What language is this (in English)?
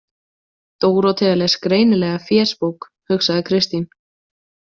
Icelandic